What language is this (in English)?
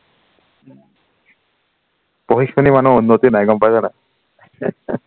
Assamese